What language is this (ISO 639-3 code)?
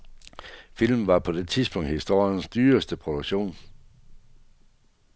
dan